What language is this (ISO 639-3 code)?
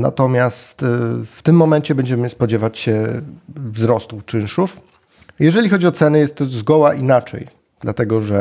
pol